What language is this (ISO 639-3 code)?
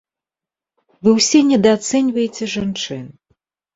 bel